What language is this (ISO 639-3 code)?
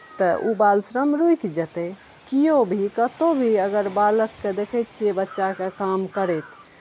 mai